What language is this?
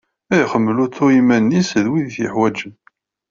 Kabyle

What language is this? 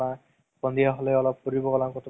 Assamese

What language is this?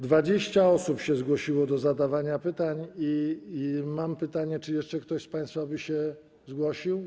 Polish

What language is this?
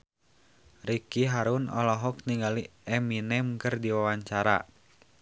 Sundanese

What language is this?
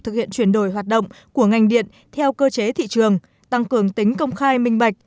Vietnamese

